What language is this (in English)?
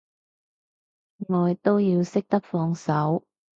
Cantonese